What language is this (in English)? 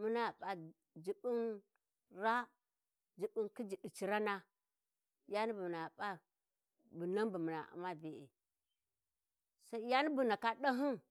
Warji